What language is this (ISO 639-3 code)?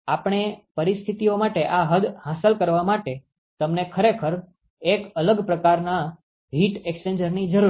guj